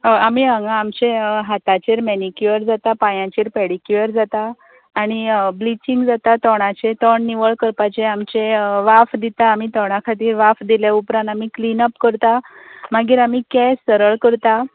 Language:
Konkani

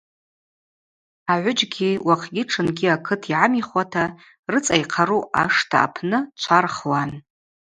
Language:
Abaza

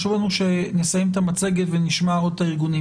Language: Hebrew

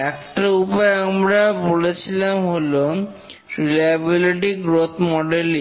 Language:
Bangla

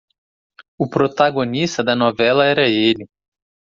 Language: Portuguese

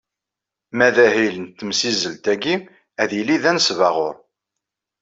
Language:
Kabyle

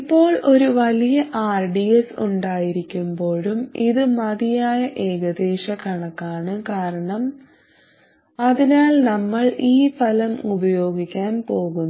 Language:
Malayalam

